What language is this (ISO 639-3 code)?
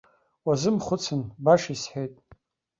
abk